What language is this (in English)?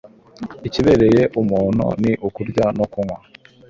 Kinyarwanda